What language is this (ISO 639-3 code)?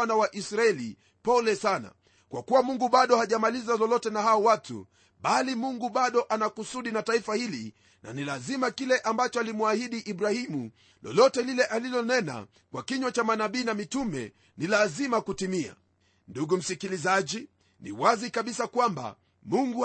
swa